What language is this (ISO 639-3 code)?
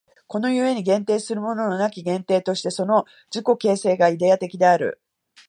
jpn